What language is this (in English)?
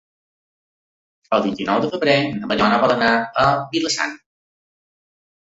Catalan